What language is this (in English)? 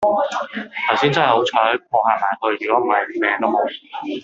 Cantonese